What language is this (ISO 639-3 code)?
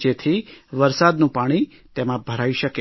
guj